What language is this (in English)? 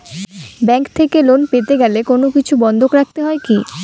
Bangla